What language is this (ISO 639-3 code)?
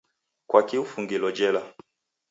dav